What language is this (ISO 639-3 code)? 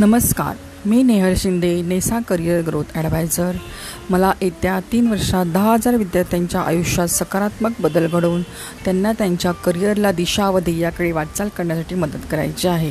mar